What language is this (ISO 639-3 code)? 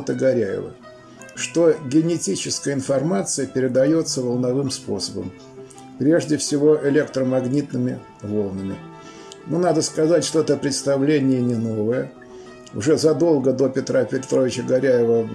rus